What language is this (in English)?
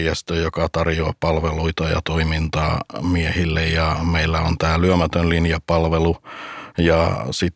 Finnish